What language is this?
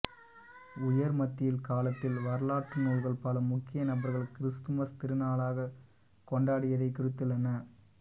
Tamil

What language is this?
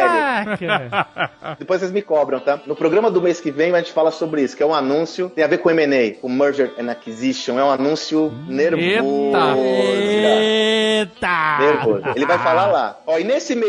Portuguese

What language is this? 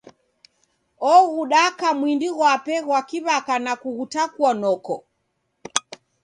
Taita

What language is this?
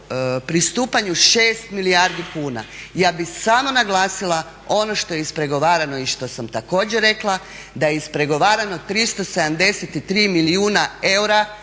Croatian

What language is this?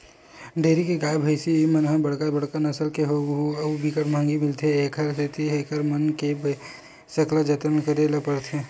Chhattisgarhi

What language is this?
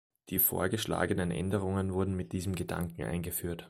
German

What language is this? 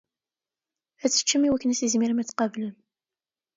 Kabyle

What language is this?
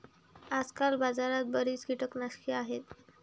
Marathi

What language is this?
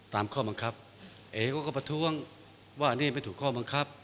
Thai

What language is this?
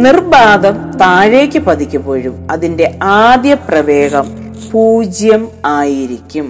Malayalam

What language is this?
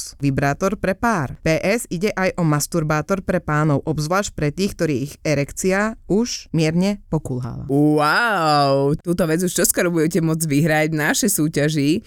Slovak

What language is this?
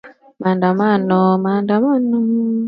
Swahili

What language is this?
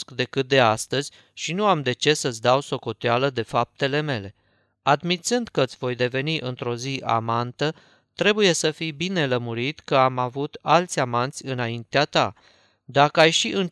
Romanian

